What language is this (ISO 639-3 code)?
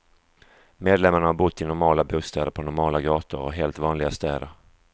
swe